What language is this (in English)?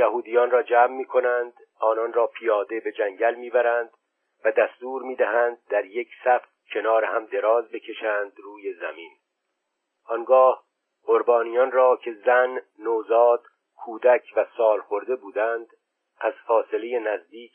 Persian